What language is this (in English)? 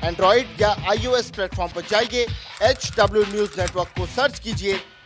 Hindi